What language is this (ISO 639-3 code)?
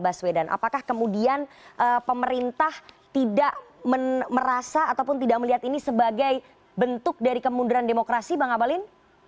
ind